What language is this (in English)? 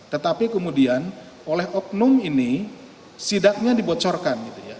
Indonesian